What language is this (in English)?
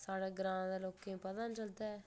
Dogri